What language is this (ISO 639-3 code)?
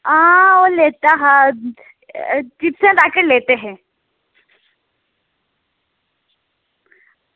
doi